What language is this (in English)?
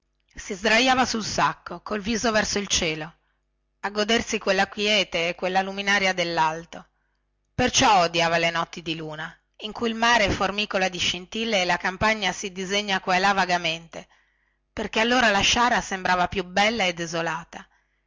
Italian